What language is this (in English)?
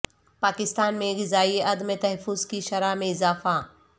Urdu